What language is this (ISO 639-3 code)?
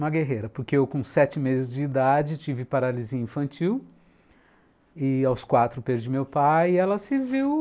por